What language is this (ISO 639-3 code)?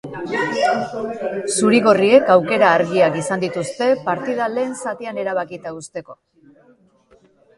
eus